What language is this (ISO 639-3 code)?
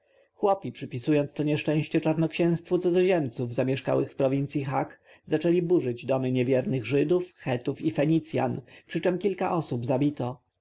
pol